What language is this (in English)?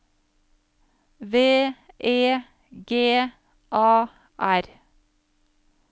Norwegian